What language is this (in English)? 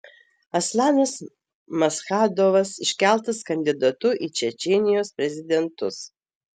Lithuanian